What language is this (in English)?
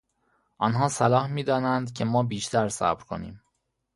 Persian